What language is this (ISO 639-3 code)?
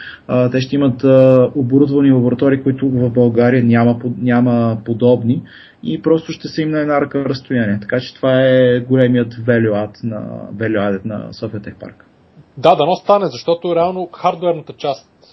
bul